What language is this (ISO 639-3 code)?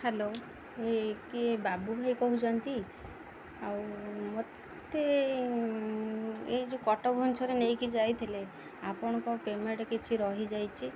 ori